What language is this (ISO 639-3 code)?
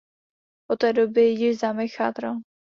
ces